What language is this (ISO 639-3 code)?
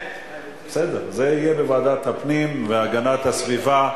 heb